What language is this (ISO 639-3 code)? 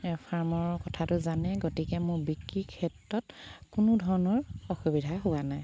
asm